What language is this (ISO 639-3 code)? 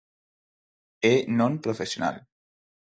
glg